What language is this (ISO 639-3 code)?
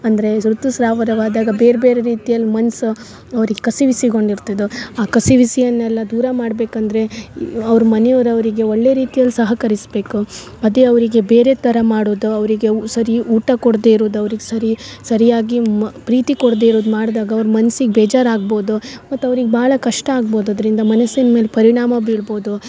kan